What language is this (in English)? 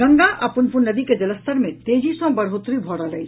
Maithili